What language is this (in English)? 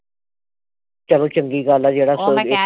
Punjabi